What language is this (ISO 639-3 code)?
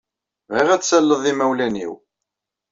kab